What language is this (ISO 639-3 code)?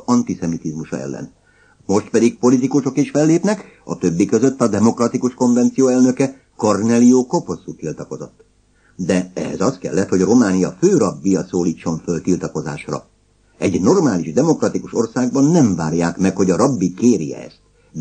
hun